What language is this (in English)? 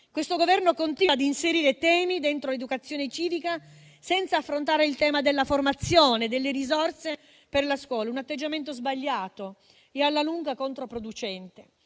Italian